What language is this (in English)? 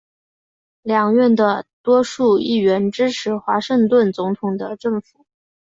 Chinese